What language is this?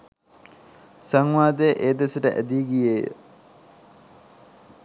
Sinhala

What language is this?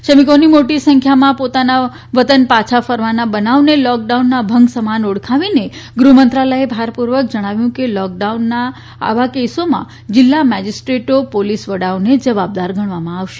Gujarati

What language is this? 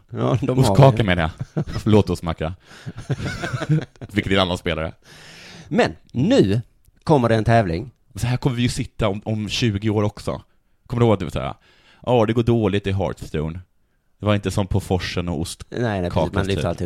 Swedish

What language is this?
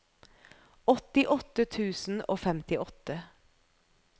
Norwegian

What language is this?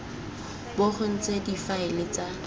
Tswana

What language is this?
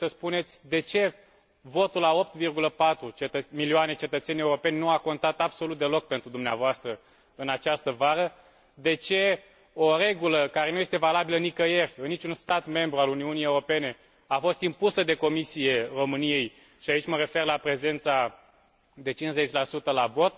Romanian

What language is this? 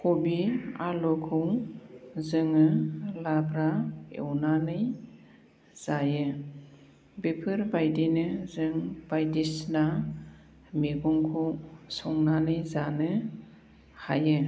Bodo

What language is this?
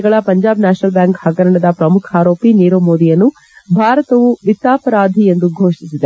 Kannada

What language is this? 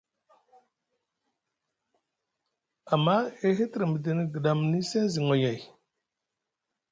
Musgu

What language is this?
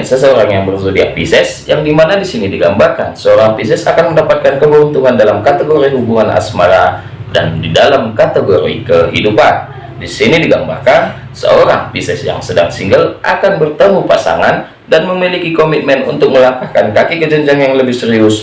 Indonesian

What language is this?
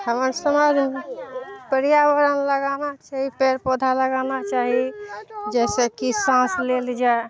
Maithili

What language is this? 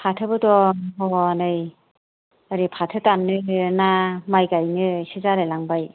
Bodo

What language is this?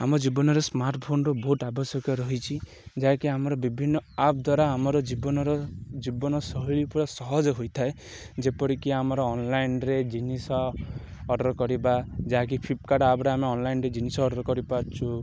Odia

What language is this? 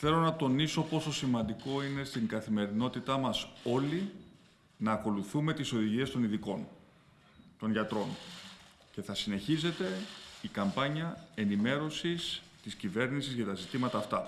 Greek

